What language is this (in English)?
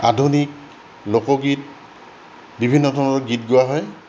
Assamese